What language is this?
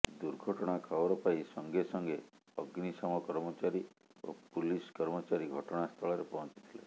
Odia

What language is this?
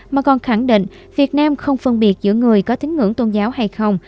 Vietnamese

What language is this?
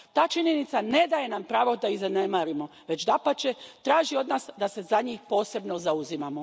Croatian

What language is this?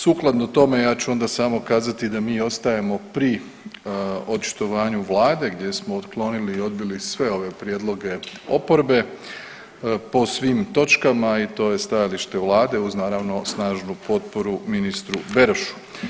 Croatian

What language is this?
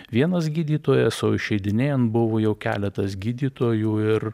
Lithuanian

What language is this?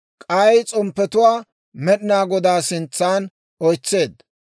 Dawro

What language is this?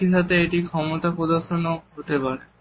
Bangla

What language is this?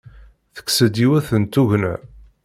Kabyle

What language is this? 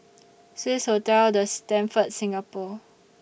English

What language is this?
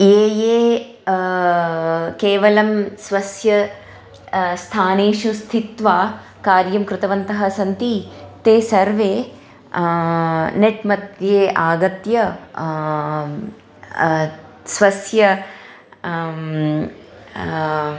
Sanskrit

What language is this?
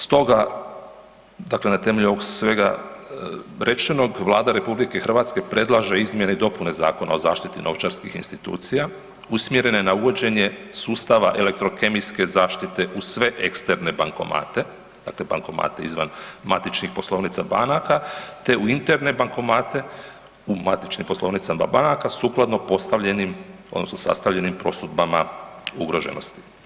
Croatian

